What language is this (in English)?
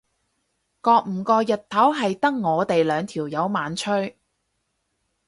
Cantonese